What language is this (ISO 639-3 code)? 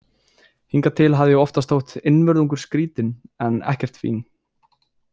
isl